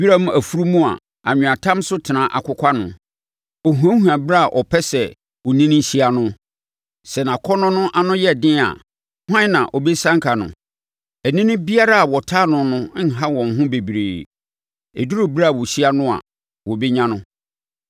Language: Akan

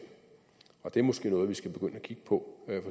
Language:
Danish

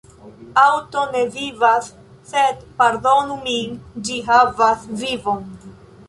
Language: Esperanto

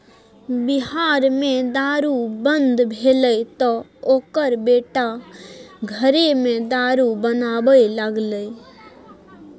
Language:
Maithili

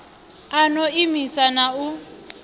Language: Venda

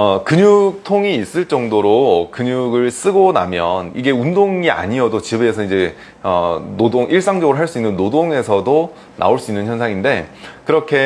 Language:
Korean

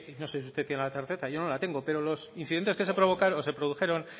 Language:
Spanish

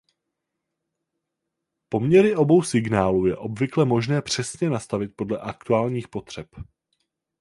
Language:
Czech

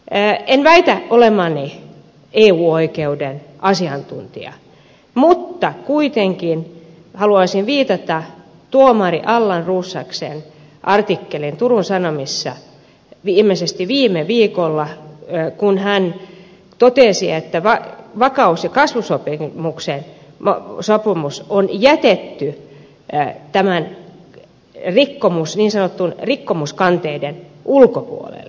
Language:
Finnish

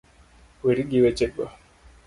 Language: Luo (Kenya and Tanzania)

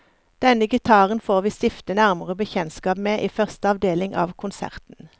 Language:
Norwegian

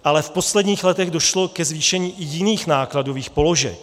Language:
Czech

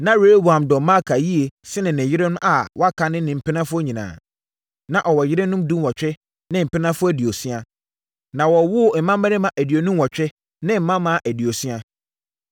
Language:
Akan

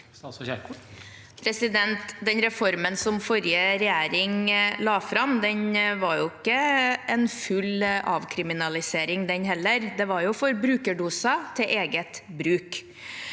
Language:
Norwegian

